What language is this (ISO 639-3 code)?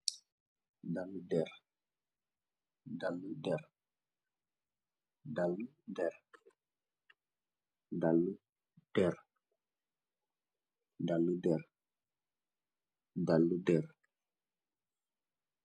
wol